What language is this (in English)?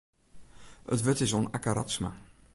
Western Frisian